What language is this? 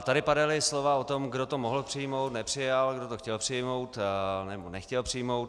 Czech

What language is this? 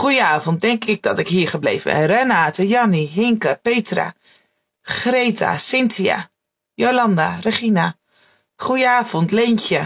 Dutch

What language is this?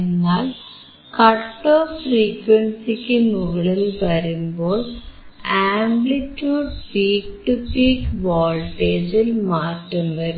Malayalam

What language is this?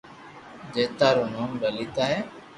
Loarki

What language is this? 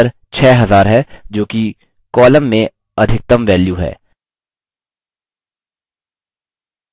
Hindi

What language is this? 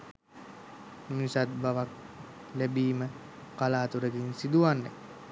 Sinhala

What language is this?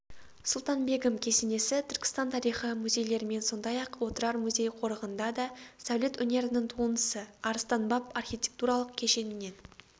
Kazakh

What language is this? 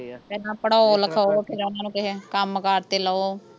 Punjabi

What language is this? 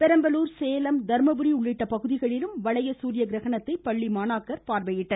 Tamil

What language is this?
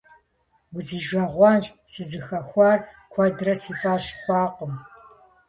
Kabardian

